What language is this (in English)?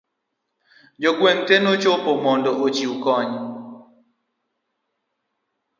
Luo (Kenya and Tanzania)